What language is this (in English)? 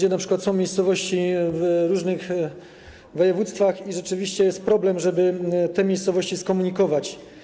Polish